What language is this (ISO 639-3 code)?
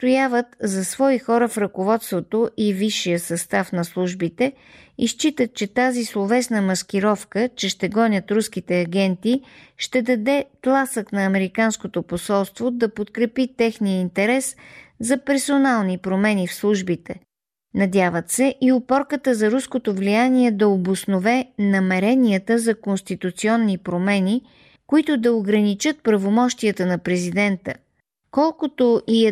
bul